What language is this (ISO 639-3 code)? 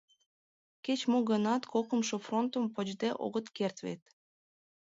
chm